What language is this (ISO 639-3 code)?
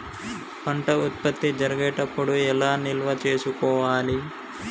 tel